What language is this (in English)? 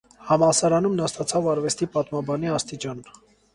Armenian